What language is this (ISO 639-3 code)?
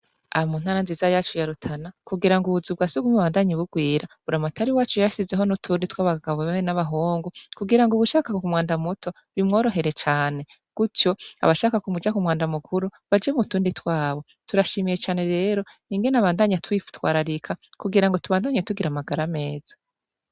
run